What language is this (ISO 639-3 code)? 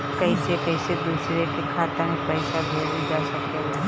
bho